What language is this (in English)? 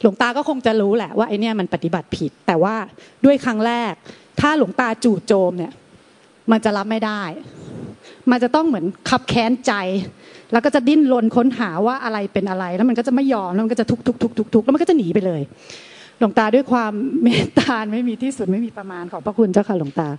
Thai